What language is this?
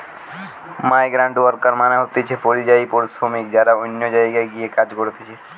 Bangla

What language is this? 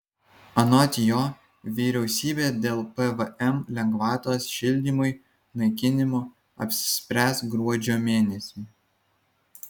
Lithuanian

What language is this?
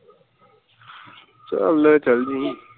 Punjabi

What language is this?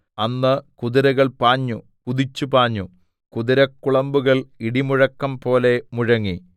Malayalam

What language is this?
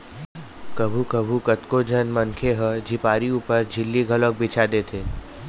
Chhattisgarhi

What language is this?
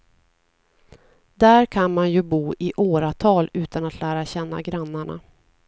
Swedish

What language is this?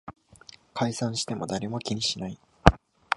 Japanese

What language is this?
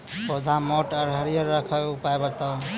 Maithili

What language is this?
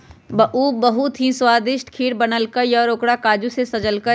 Magahi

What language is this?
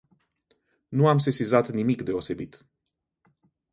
Romanian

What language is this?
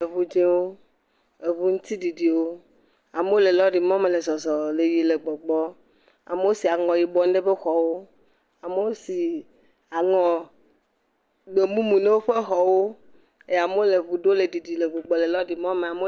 Ewe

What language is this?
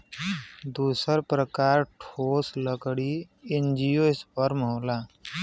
Bhojpuri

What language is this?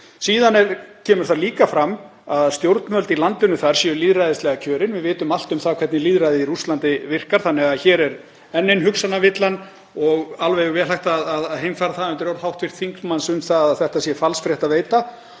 Icelandic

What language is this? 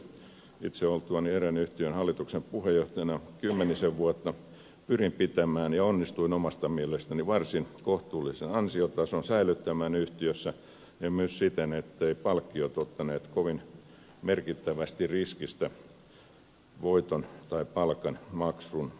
Finnish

